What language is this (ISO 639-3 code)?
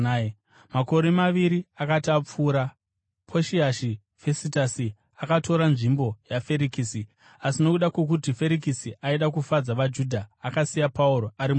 sna